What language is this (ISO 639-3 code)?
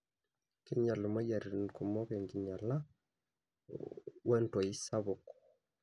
mas